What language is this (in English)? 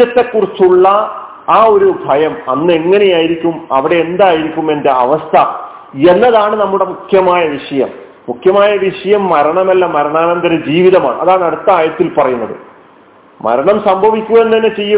Malayalam